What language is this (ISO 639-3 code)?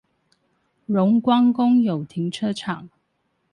zho